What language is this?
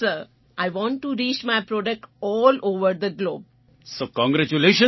Gujarati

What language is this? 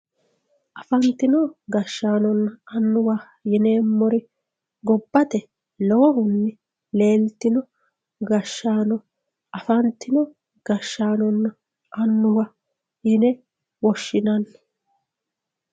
Sidamo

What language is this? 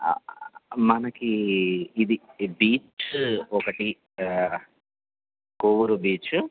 Telugu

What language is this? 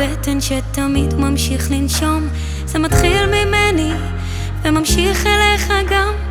Hebrew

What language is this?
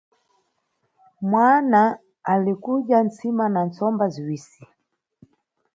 Nyungwe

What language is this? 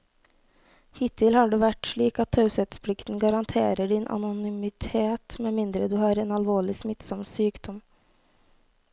Norwegian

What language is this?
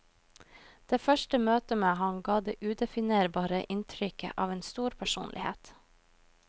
Norwegian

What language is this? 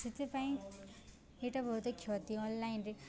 Odia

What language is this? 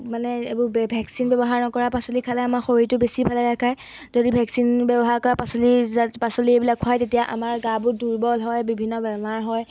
Assamese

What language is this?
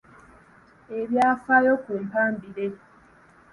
Ganda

